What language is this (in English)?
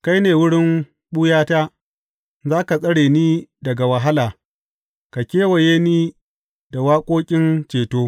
Hausa